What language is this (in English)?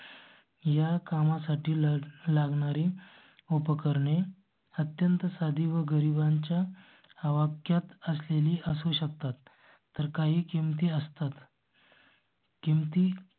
Marathi